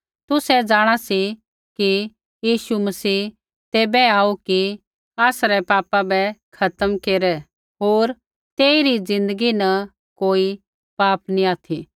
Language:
Kullu Pahari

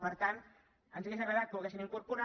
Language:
Catalan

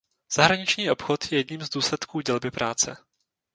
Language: Czech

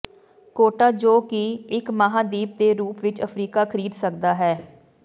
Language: Punjabi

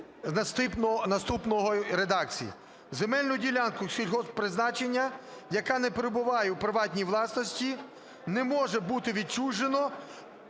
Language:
Ukrainian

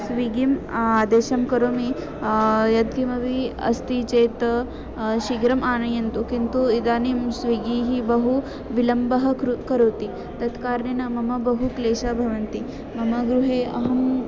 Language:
Sanskrit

